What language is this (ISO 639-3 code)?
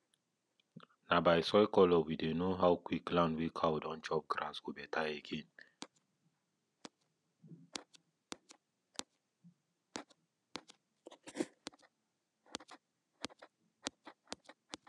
pcm